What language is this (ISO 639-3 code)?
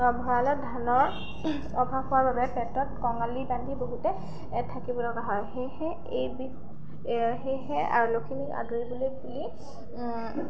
asm